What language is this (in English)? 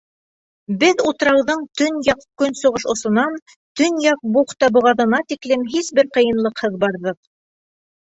Bashkir